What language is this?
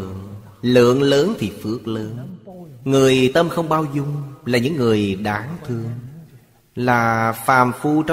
Vietnamese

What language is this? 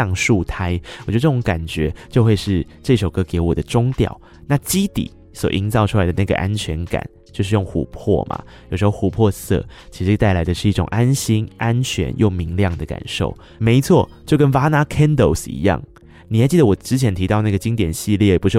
Chinese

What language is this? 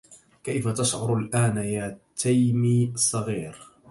Arabic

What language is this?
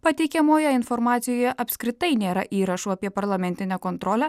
Lithuanian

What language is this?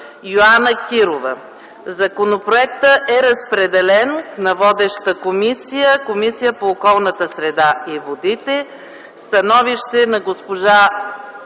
Bulgarian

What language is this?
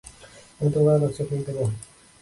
Bangla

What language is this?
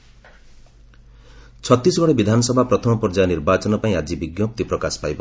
Odia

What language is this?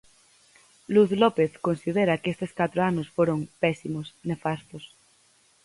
Galician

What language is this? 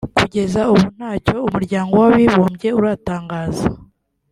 Kinyarwanda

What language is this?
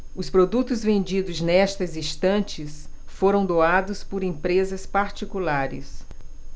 Portuguese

